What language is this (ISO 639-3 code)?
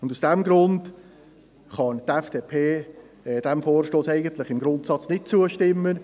gsw